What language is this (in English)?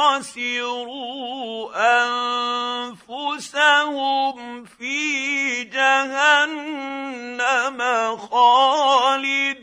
Arabic